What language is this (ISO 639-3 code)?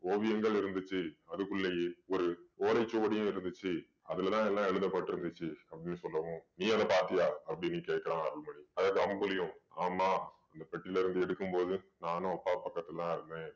tam